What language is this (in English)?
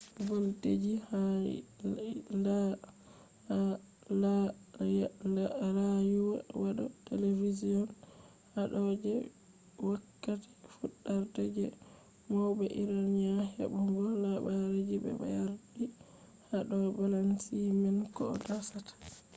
Fula